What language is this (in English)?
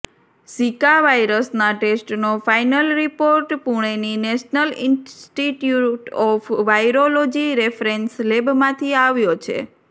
Gujarati